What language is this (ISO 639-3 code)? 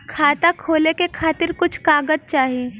bho